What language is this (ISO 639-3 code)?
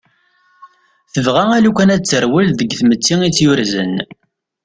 kab